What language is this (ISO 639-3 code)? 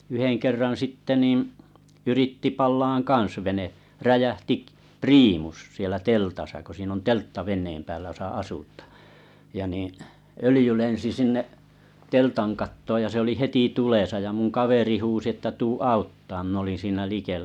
fin